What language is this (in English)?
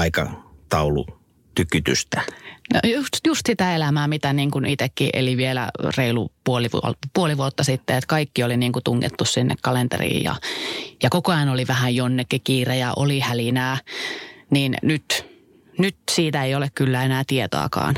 Finnish